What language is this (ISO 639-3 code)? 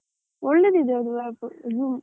kan